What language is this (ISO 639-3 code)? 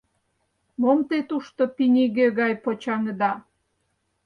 chm